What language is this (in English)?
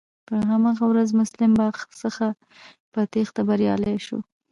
Pashto